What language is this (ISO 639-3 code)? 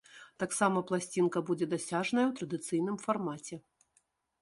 bel